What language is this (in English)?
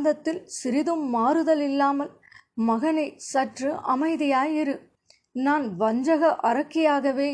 Tamil